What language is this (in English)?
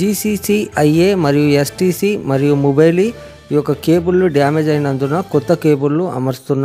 Hindi